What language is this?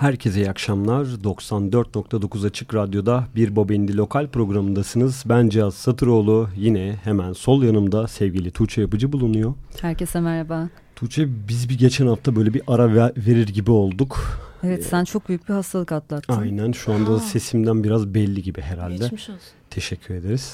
Turkish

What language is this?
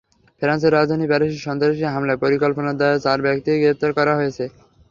Bangla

